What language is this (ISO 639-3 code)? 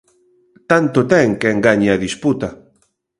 glg